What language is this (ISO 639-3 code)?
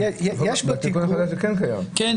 heb